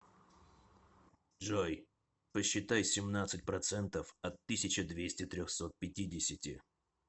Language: Russian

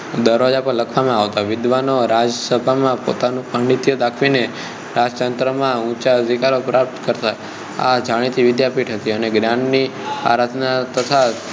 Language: Gujarati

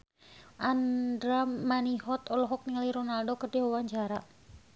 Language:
Sundanese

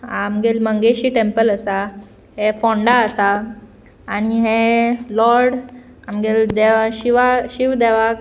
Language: Konkani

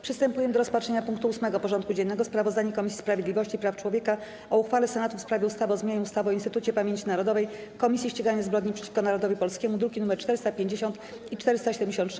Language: Polish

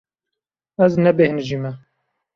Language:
Kurdish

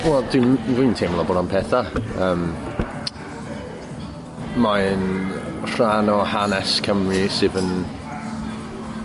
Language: Welsh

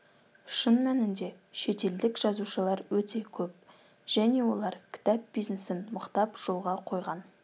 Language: Kazakh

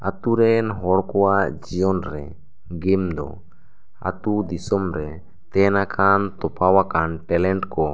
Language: Santali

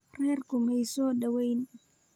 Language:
Somali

